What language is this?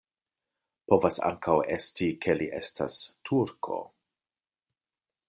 Esperanto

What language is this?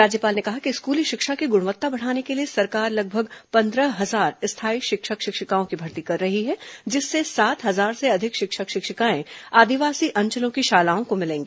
Hindi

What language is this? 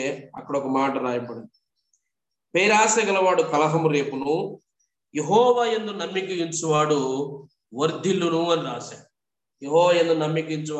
Telugu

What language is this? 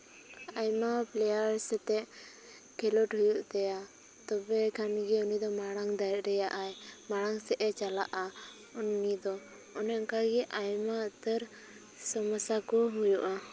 Santali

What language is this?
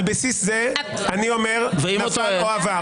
Hebrew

